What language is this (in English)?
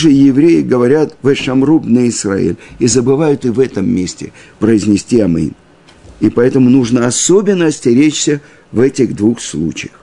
Russian